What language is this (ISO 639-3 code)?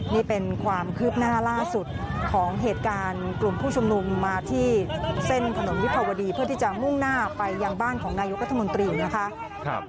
tha